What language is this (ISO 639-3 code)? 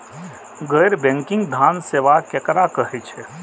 mai